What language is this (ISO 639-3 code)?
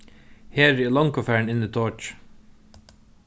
fao